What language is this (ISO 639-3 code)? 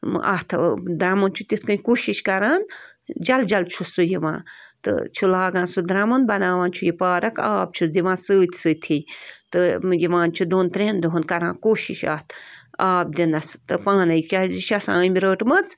kas